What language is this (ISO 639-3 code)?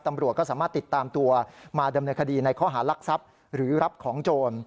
tha